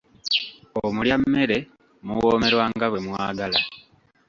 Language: Ganda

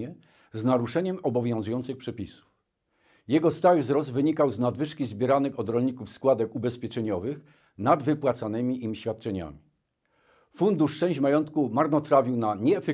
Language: Polish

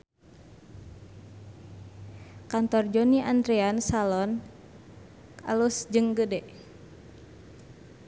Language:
Sundanese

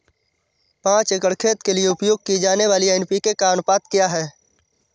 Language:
Hindi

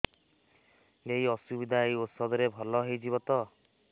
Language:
Odia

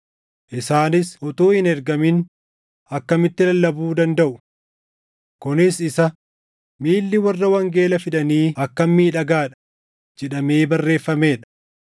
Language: Oromo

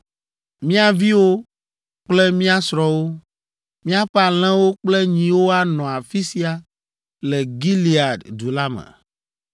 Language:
Ewe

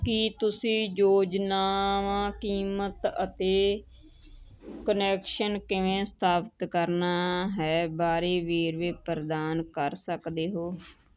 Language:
Punjabi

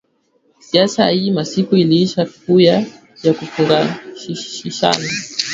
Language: Swahili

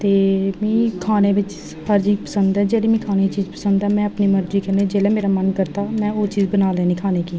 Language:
Dogri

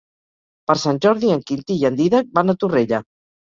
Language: Catalan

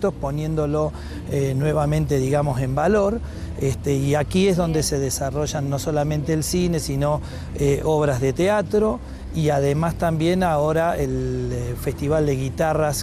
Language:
Spanish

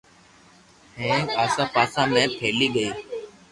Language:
Loarki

